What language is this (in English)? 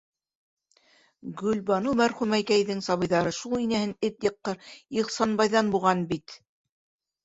Bashkir